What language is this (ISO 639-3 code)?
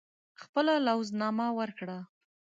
pus